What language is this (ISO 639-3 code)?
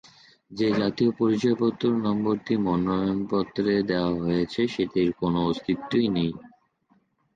ben